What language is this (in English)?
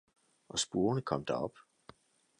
Danish